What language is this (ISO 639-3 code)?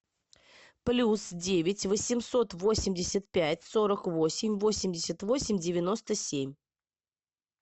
rus